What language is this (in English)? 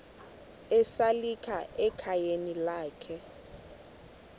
Xhosa